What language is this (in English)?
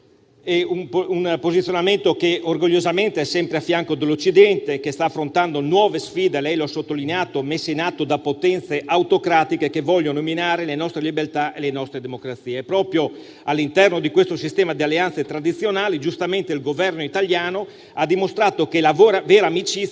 Italian